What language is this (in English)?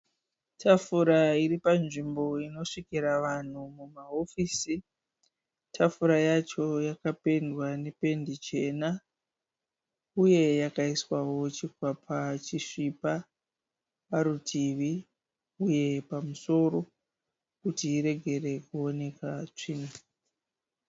Shona